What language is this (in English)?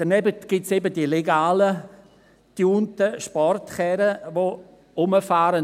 Swiss German